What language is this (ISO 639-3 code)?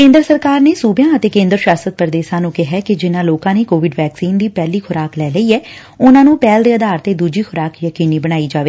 pan